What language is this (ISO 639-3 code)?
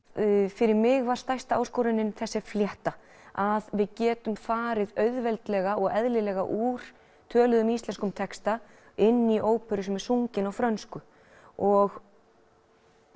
isl